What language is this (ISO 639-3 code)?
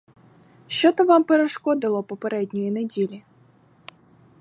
ukr